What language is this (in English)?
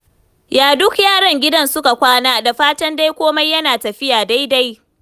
Hausa